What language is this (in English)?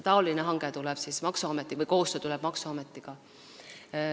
Estonian